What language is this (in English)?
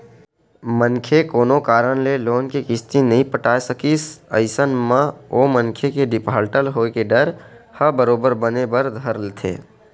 Chhattisgarhi